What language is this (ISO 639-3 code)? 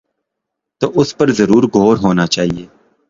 urd